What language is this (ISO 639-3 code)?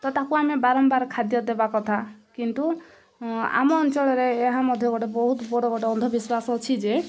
ori